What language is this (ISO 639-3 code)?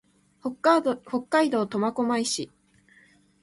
jpn